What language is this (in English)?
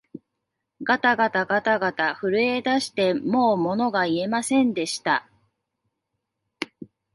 Japanese